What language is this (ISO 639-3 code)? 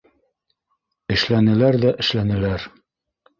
bak